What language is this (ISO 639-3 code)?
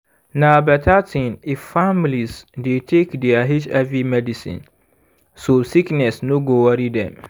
pcm